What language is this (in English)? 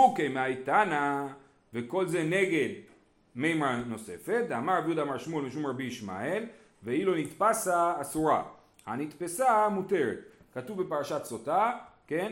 Hebrew